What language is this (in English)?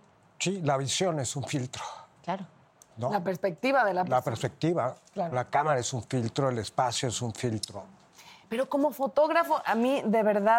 Spanish